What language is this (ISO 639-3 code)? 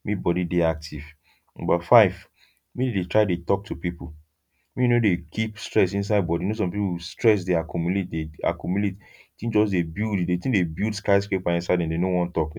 pcm